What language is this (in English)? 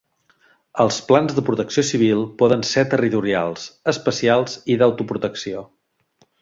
Catalan